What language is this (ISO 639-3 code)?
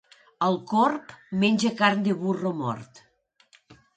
cat